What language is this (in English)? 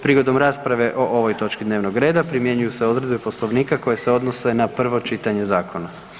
Croatian